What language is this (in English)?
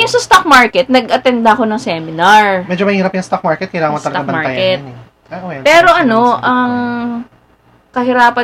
Filipino